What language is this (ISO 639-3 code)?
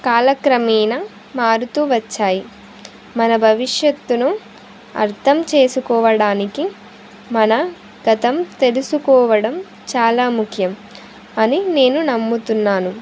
tel